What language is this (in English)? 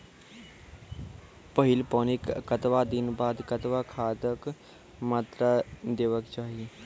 Maithili